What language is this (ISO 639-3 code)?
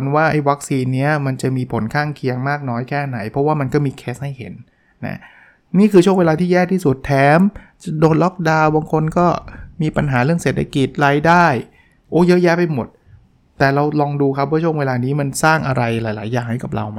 tha